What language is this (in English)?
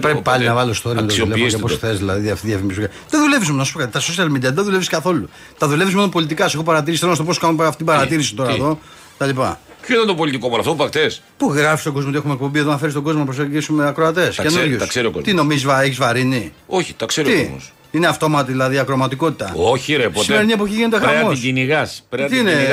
Greek